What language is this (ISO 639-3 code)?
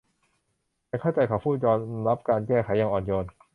tha